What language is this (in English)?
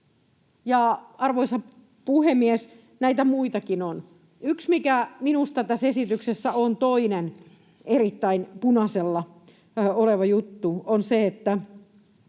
Finnish